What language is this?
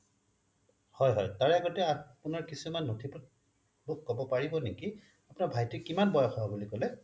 Assamese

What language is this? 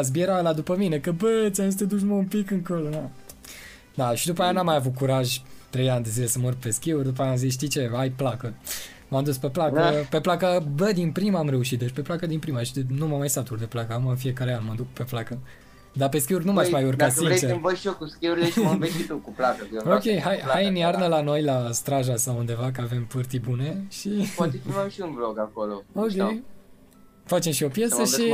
Romanian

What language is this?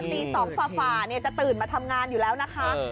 Thai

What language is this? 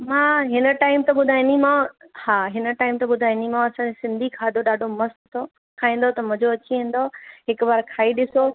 Sindhi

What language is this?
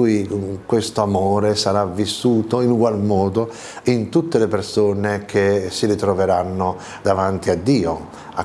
Italian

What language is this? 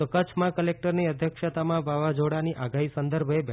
Gujarati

